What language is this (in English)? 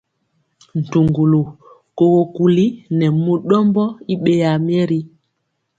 Mpiemo